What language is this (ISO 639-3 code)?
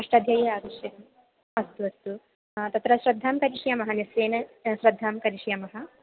san